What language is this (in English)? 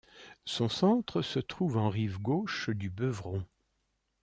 French